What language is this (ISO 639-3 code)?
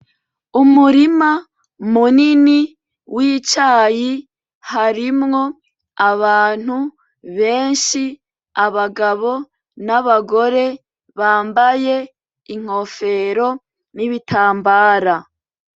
run